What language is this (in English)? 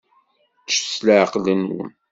Kabyle